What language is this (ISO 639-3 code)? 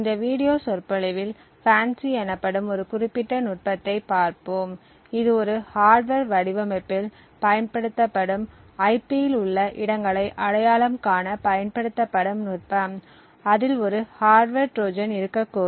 tam